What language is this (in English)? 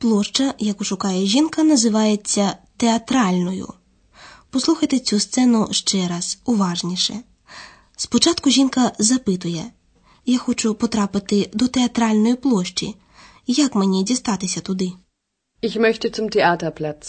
Ukrainian